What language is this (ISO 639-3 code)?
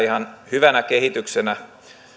fin